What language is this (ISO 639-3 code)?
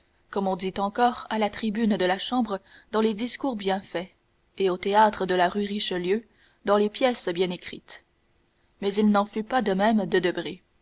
fra